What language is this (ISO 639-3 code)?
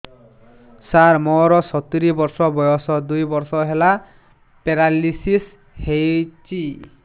ori